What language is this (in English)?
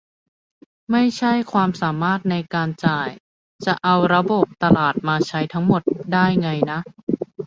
Thai